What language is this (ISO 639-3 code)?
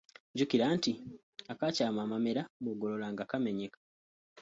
lug